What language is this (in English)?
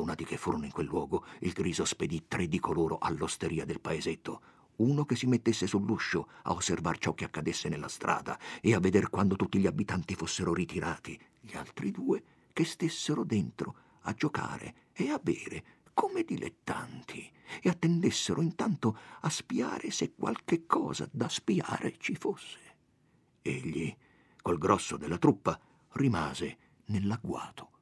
Italian